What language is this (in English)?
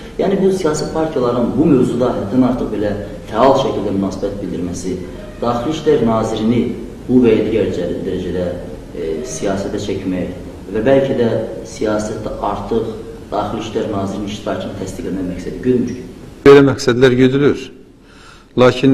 Turkish